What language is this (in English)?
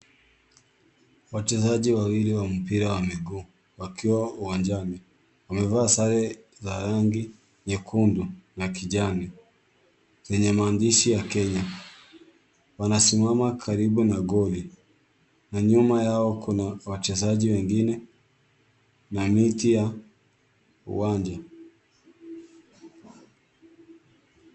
Swahili